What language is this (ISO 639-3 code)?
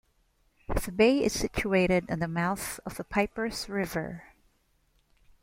eng